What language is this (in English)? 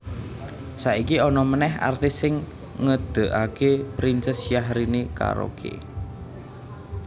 Javanese